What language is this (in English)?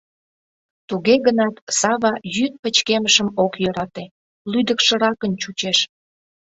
Mari